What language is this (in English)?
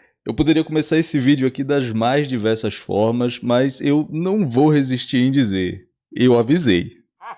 Portuguese